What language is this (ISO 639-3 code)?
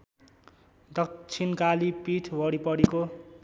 nep